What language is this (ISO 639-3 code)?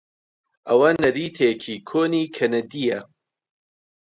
ckb